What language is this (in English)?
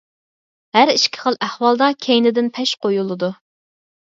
Uyghur